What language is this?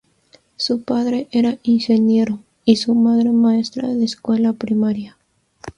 Spanish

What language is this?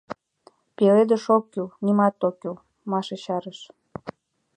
Mari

